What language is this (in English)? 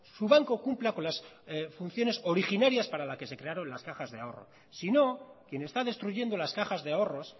Spanish